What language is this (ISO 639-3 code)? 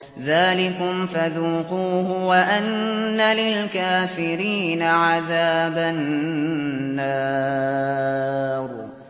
ara